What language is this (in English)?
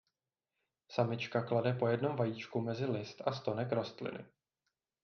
Czech